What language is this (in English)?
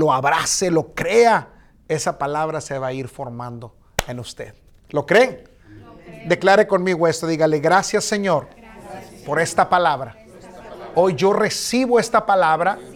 Spanish